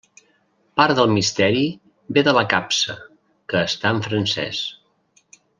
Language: Catalan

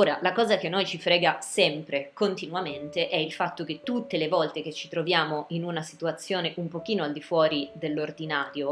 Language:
Italian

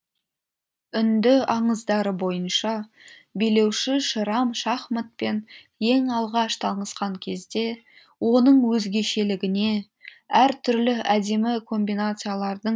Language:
Kazakh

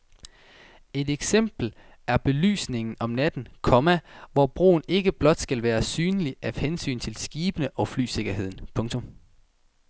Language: Danish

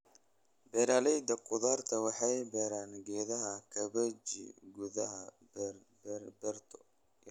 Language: Somali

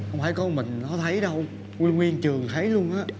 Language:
Vietnamese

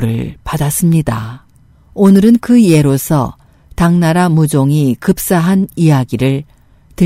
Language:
Korean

